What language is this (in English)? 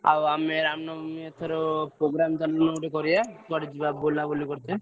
Odia